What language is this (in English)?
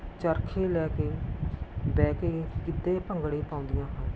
Punjabi